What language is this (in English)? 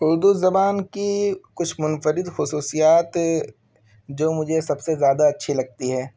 Urdu